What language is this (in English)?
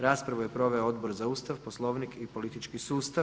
Croatian